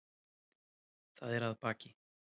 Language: Icelandic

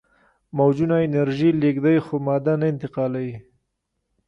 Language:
Pashto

